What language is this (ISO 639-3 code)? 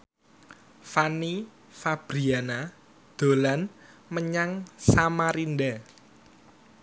jav